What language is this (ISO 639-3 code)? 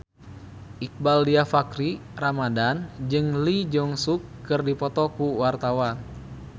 sun